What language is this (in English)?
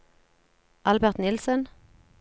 Norwegian